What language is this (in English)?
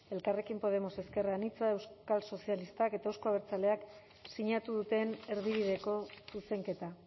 Basque